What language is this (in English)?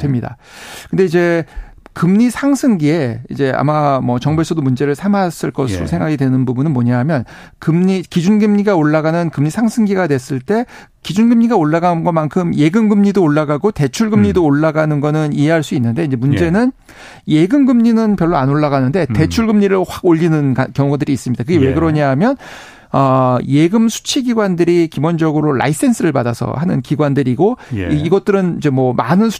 Korean